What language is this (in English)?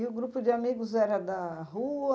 Portuguese